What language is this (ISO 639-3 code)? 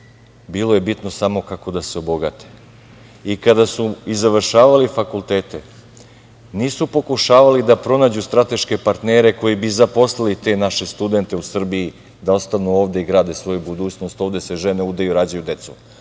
srp